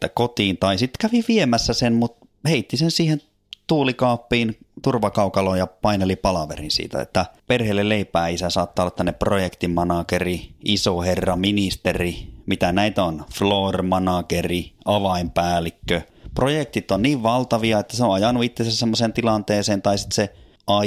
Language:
Finnish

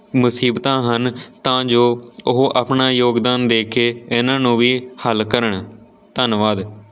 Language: Punjabi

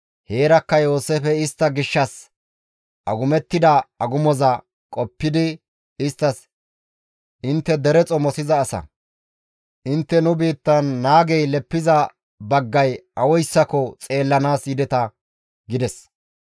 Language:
Gamo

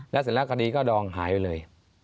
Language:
Thai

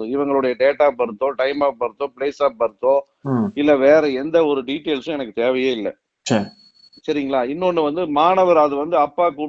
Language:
Tamil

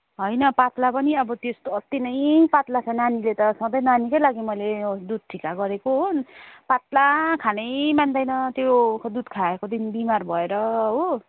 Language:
Nepali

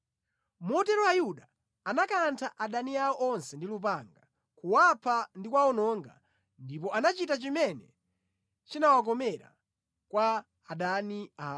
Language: Nyanja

